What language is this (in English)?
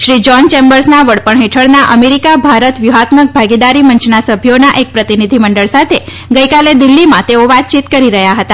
Gujarati